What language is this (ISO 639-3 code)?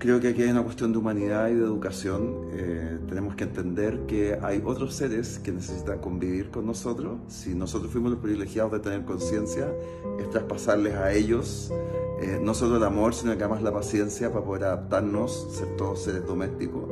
spa